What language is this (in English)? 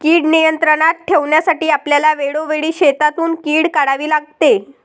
Marathi